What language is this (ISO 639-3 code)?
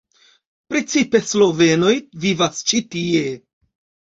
epo